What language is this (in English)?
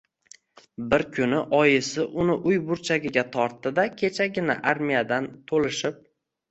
Uzbek